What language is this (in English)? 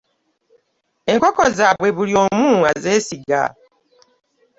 Ganda